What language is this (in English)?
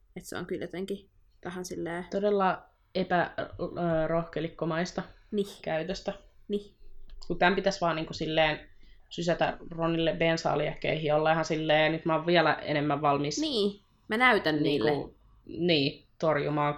Finnish